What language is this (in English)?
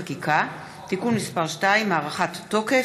Hebrew